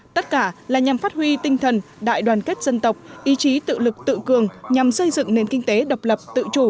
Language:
Vietnamese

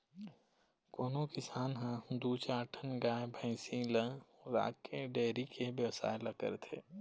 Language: Chhattisgarhi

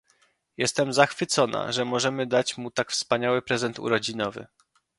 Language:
Polish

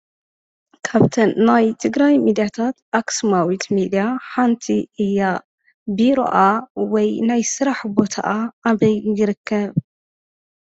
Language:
Tigrinya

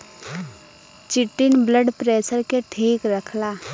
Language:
Bhojpuri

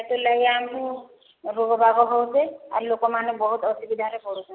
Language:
Odia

